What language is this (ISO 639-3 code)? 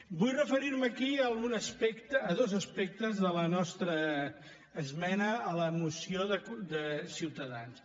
cat